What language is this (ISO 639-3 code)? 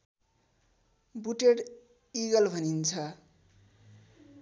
nep